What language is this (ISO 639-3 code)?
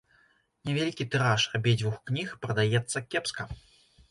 bel